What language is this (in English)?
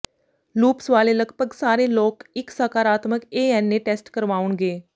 Punjabi